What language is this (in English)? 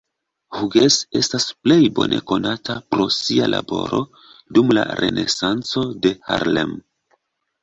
Esperanto